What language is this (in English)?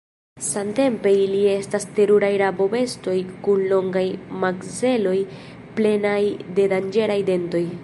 Esperanto